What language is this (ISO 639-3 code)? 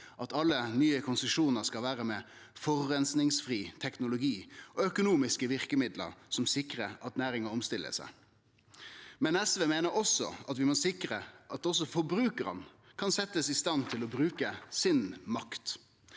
nor